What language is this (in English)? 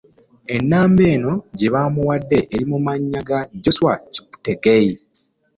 Ganda